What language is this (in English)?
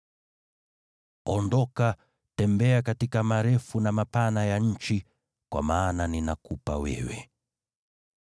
Swahili